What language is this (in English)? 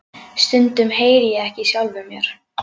Icelandic